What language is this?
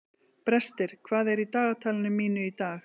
Icelandic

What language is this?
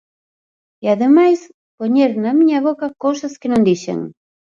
Galician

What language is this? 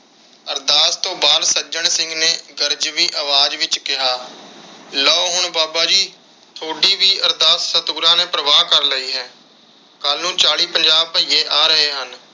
Punjabi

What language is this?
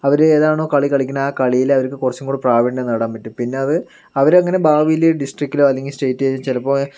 Malayalam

